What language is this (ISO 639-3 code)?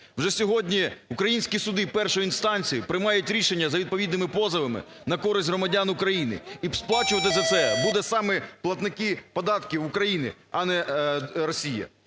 ukr